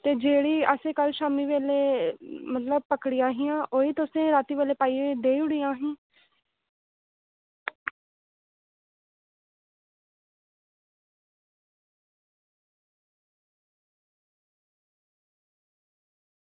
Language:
Dogri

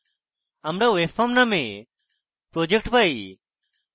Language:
Bangla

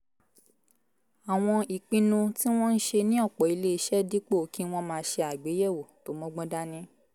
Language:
Yoruba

